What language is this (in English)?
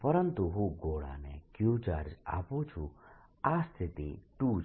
Gujarati